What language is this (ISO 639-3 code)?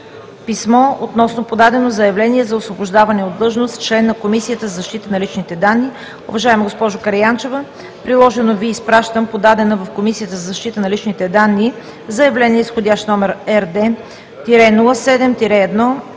bul